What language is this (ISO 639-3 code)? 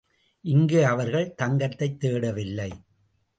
tam